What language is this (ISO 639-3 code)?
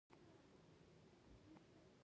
pus